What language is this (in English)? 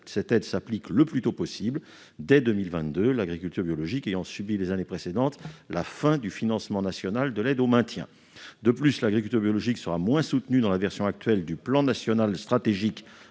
French